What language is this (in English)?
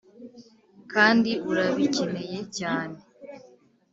Kinyarwanda